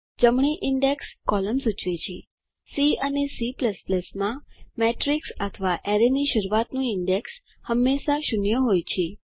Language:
Gujarati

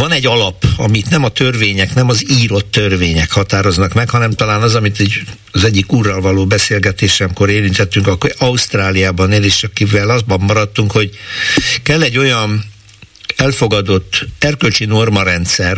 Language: Hungarian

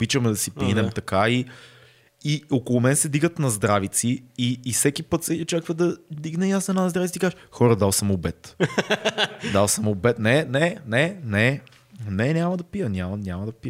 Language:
Bulgarian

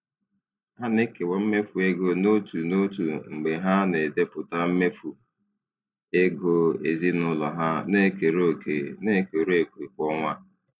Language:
Igbo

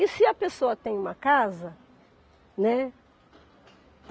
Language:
Portuguese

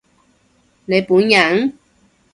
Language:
Cantonese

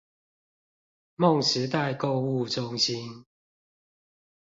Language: Chinese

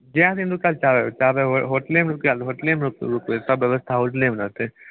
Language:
Maithili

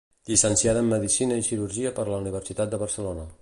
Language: Catalan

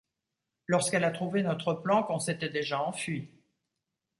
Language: French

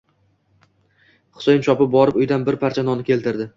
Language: Uzbek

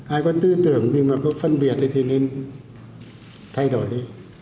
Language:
Vietnamese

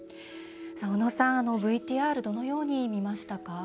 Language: Japanese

